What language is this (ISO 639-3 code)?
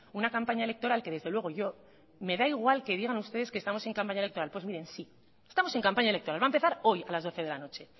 spa